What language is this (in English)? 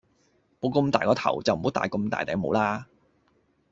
Cantonese